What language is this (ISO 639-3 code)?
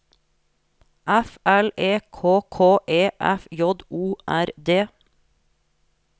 nor